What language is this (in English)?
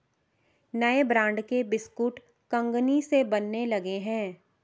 Hindi